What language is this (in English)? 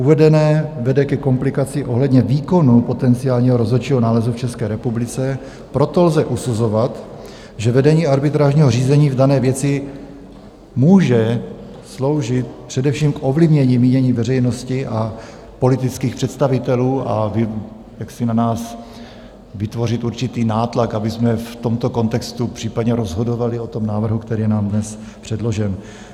Czech